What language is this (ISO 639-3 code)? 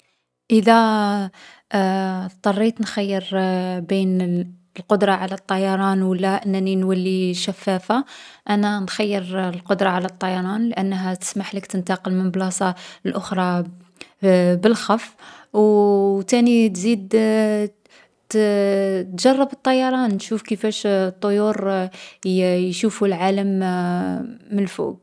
arq